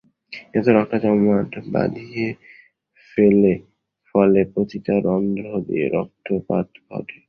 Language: Bangla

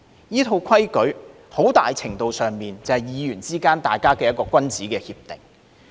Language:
Cantonese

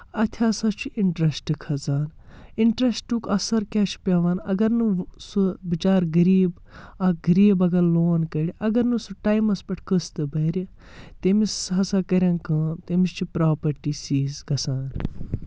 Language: Kashmiri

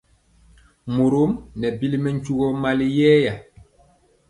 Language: Mpiemo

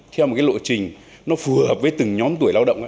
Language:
Vietnamese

